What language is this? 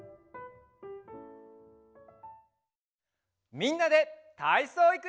Japanese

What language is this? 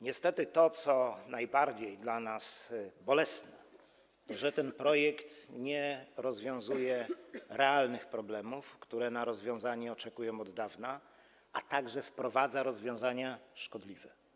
Polish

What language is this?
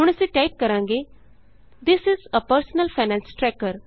Punjabi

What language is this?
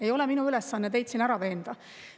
Estonian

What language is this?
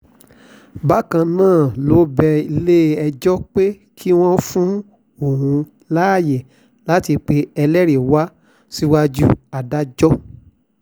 Yoruba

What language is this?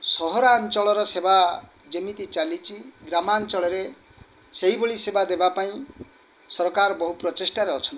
Odia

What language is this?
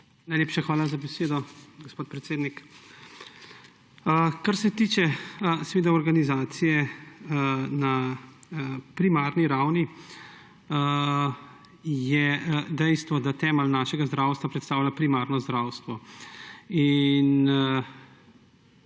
Slovenian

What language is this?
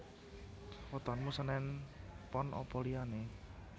Javanese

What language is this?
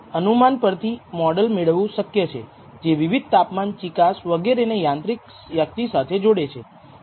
Gujarati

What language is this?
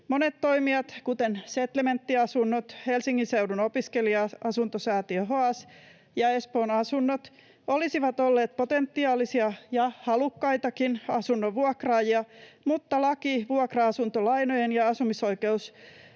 Finnish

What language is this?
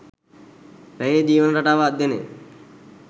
Sinhala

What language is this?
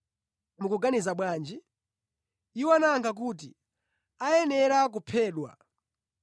Nyanja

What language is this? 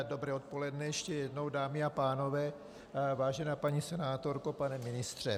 Czech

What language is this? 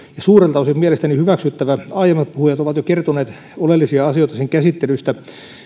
Finnish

